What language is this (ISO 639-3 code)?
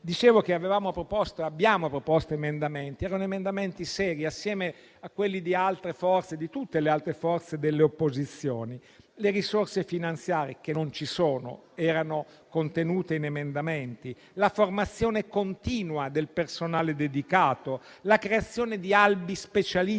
ita